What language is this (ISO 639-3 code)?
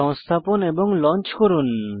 ben